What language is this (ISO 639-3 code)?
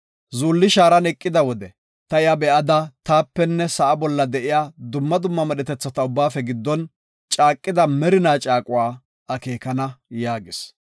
gof